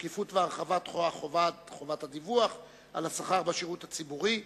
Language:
Hebrew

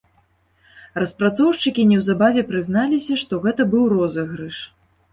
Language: Belarusian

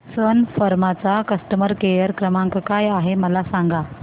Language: Marathi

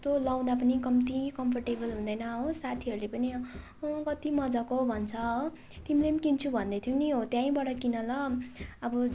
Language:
Nepali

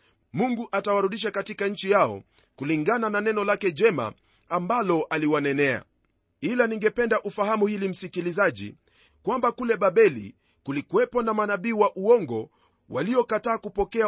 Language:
Swahili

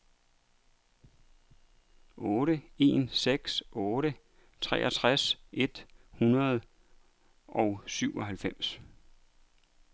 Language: Danish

